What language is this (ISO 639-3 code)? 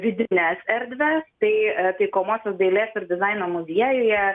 lit